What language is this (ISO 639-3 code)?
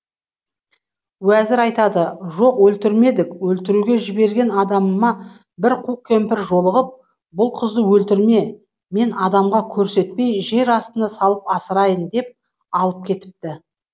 kaz